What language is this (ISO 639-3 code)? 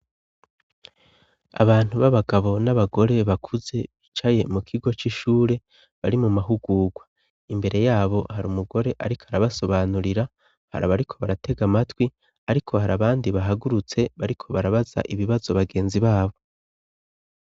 run